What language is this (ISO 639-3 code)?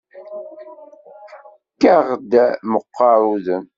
kab